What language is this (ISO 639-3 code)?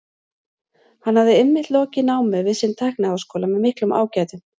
isl